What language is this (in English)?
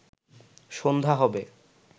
Bangla